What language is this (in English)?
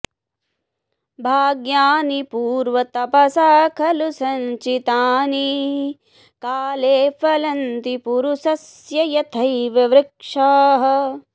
Sanskrit